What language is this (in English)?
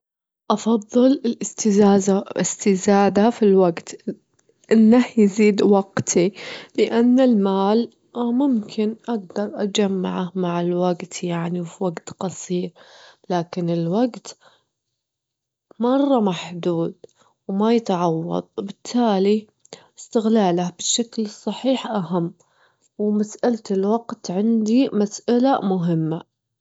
Gulf Arabic